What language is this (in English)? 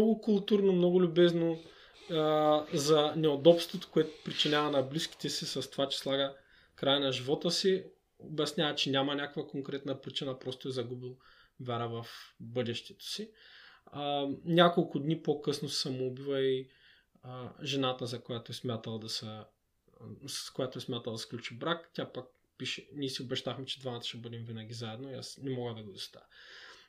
Bulgarian